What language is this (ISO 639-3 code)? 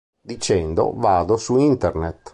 ita